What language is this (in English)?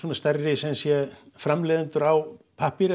Icelandic